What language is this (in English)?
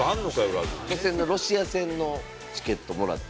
Japanese